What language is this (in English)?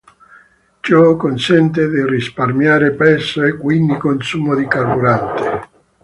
Italian